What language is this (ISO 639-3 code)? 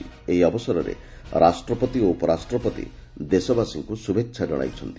ori